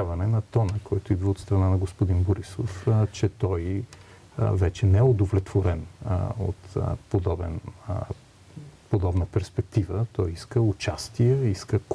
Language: Bulgarian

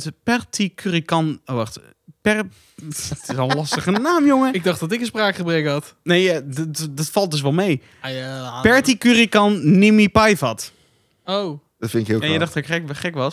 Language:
Dutch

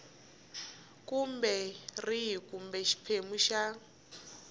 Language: Tsonga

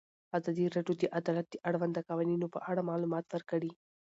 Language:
Pashto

